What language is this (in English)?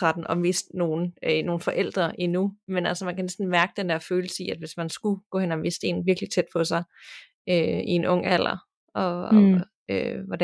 Danish